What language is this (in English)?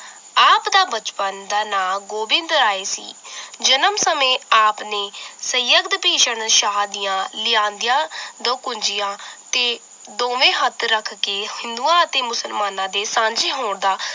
Punjabi